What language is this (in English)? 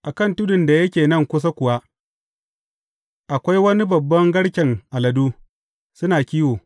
Hausa